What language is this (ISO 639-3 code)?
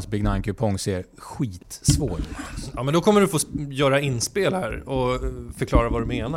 swe